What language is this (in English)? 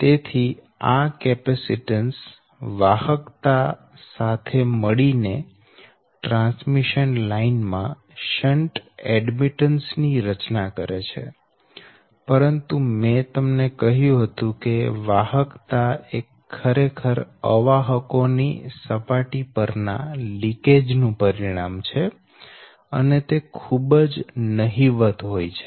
Gujarati